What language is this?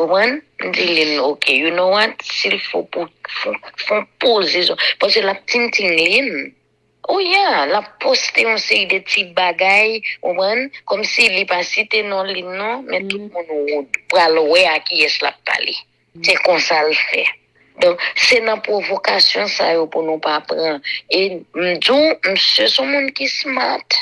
French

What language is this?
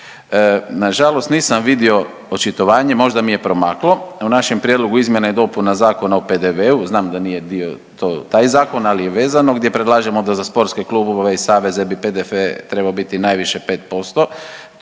Croatian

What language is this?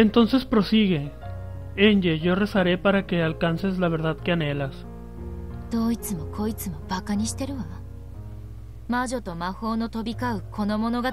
Spanish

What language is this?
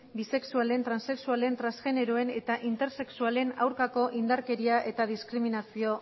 Basque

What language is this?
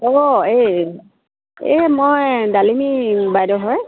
Assamese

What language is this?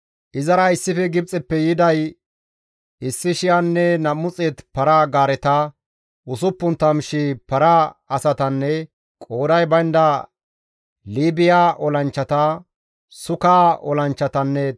Gamo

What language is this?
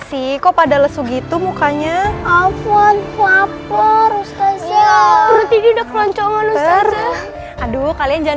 Indonesian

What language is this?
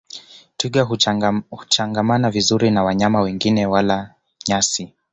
Swahili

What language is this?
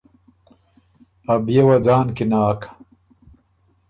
Ormuri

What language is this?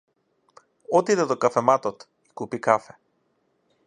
Macedonian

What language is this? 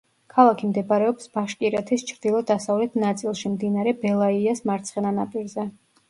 Georgian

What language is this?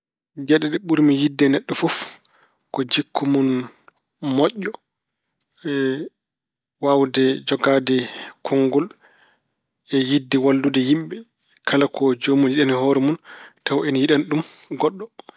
Fula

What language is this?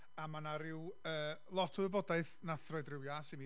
Welsh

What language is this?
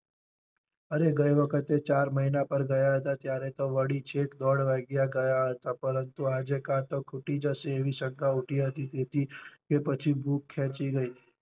Gujarati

